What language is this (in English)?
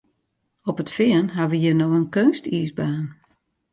Western Frisian